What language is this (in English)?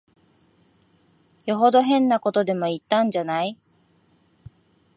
Japanese